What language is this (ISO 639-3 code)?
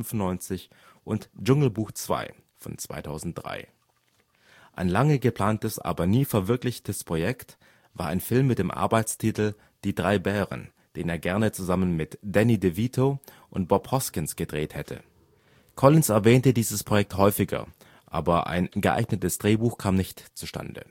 deu